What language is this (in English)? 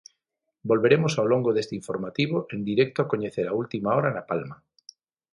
Galician